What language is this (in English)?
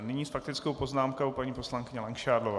Czech